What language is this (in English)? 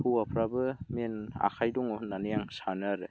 Bodo